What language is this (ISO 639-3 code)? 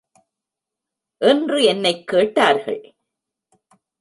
tam